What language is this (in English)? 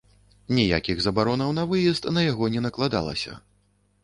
Belarusian